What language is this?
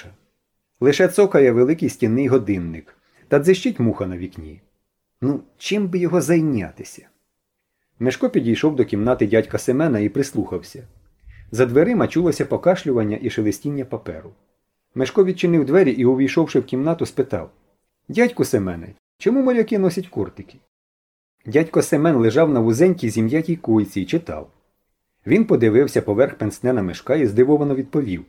Ukrainian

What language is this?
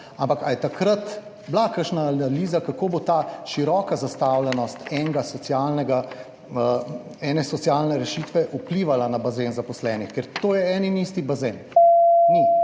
Slovenian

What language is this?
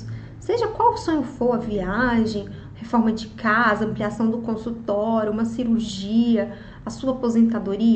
Portuguese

